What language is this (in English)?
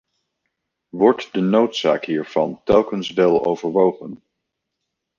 Dutch